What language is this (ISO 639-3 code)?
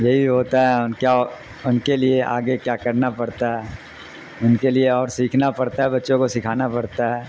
urd